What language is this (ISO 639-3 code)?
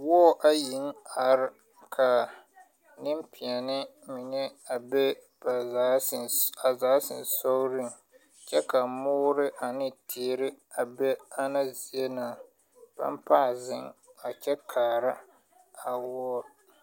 dga